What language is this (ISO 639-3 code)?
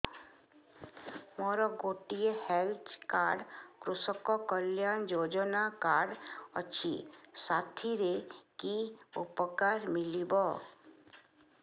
ori